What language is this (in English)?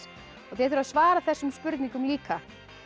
Icelandic